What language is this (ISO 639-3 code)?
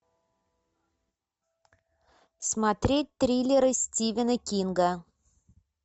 rus